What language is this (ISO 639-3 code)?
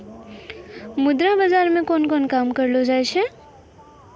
mai